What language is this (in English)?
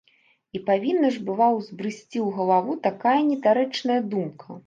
Belarusian